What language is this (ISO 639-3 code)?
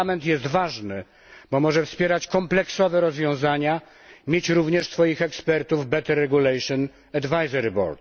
pol